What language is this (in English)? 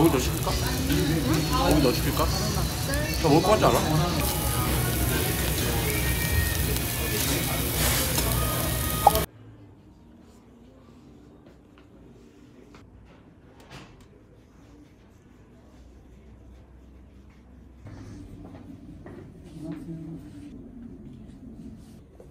Korean